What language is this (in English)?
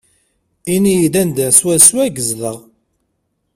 Kabyle